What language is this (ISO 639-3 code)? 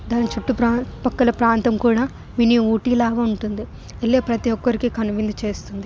tel